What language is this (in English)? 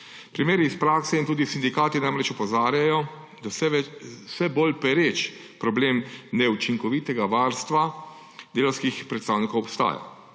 Slovenian